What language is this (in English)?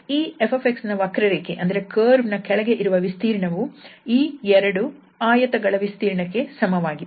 Kannada